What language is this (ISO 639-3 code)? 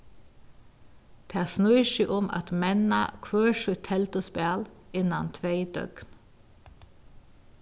fao